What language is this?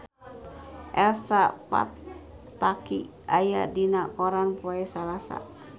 Sundanese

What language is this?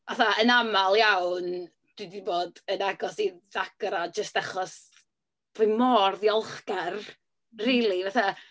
Welsh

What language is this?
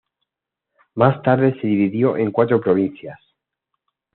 Spanish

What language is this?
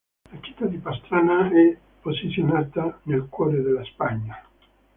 Italian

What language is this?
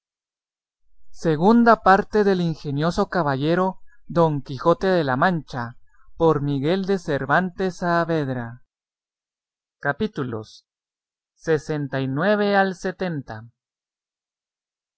Spanish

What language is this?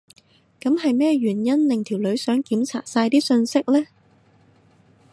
Cantonese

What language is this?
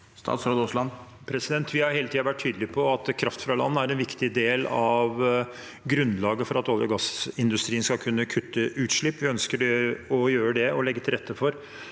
Norwegian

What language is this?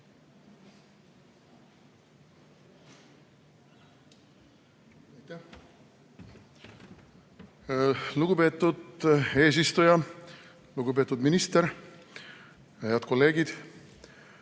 Estonian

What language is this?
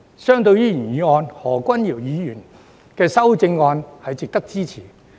Cantonese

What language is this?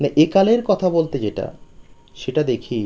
Bangla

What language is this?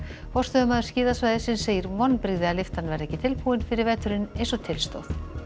Icelandic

